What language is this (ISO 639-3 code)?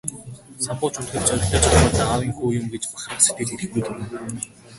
mon